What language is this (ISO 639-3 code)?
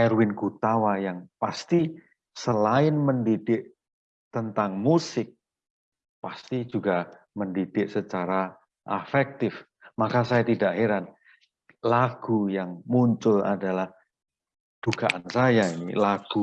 ind